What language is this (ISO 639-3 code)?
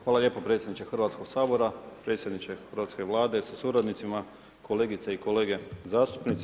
hrv